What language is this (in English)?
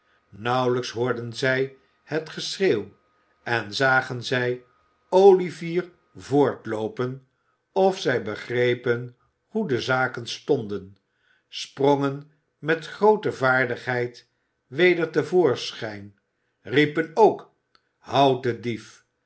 Dutch